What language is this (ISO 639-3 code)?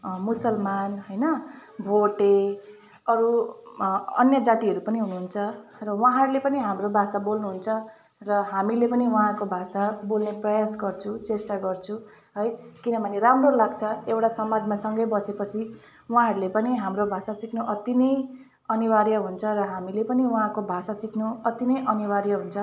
nep